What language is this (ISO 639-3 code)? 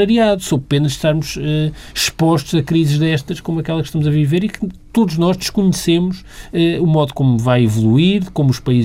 por